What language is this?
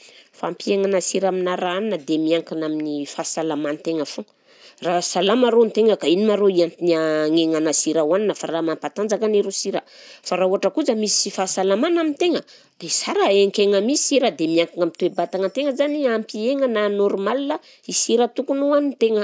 Southern Betsimisaraka Malagasy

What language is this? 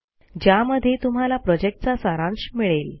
Marathi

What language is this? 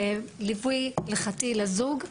Hebrew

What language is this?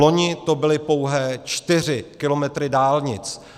Czech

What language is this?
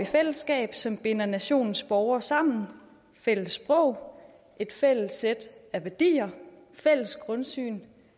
Danish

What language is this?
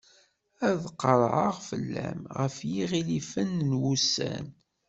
Kabyle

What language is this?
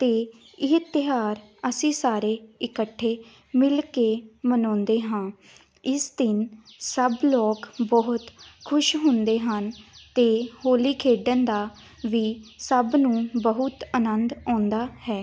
Punjabi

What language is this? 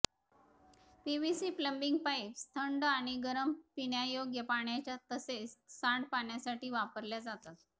Marathi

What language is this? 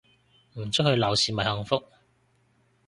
Cantonese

